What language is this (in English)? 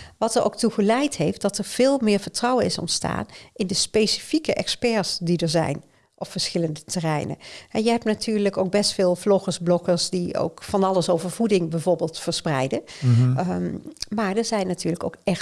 Dutch